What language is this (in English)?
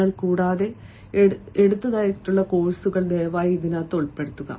Malayalam